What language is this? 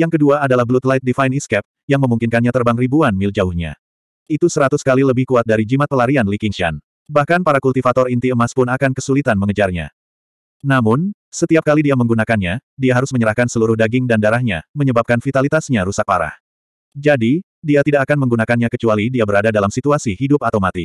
Indonesian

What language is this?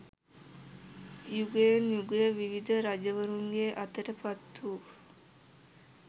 Sinhala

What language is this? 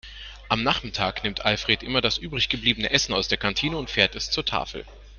German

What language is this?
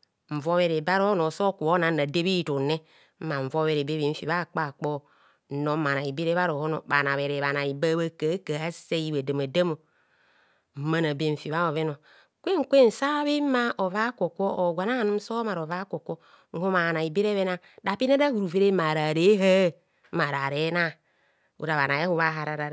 Kohumono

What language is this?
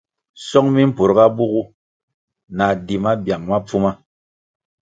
Kwasio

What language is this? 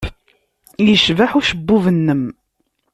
Kabyle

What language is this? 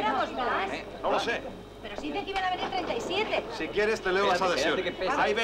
Spanish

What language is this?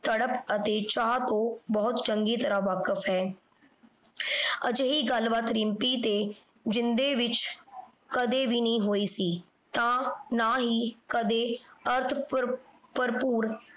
Punjabi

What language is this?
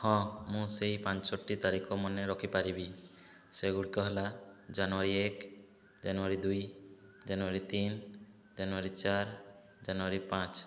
Odia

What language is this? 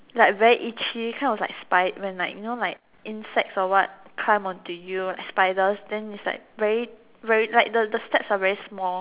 English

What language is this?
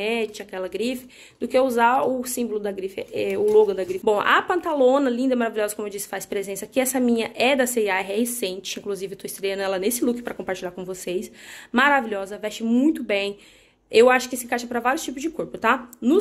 Portuguese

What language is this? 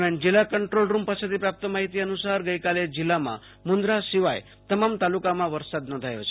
Gujarati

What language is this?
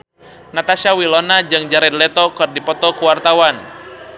Sundanese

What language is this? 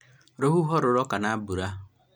Kikuyu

